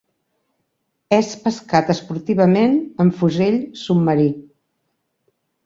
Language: Catalan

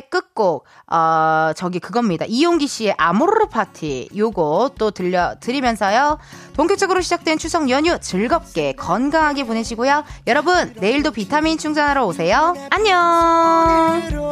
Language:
Korean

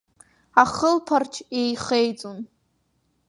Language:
Abkhazian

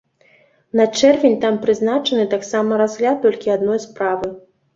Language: Belarusian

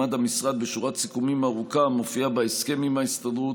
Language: Hebrew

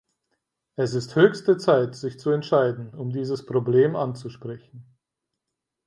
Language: German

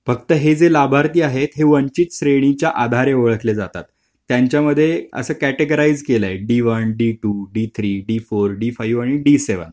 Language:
Marathi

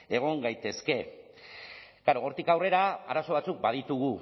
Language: Basque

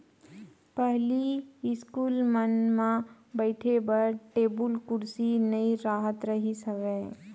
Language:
Chhattisgarhi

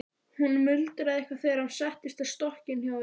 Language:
Icelandic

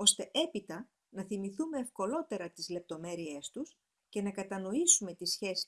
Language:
Greek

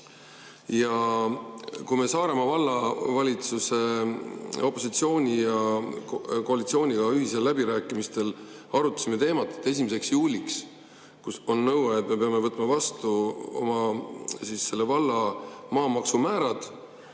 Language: Estonian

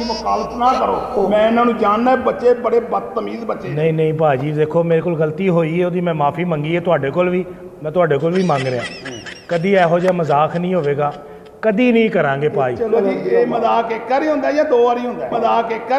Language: Hindi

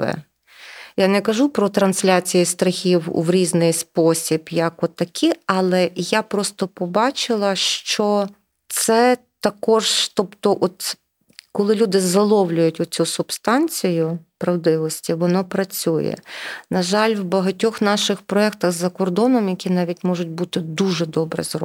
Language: Ukrainian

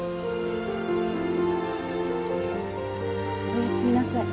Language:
Japanese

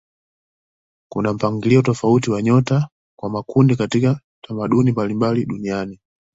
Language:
Swahili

